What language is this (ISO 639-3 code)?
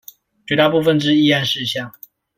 zho